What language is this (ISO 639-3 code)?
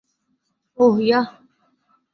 ben